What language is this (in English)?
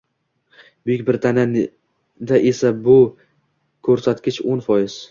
Uzbek